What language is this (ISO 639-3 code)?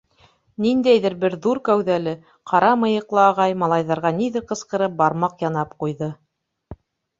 bak